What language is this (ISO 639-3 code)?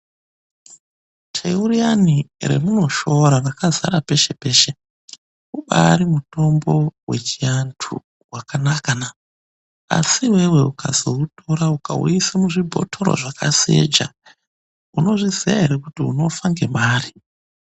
ndc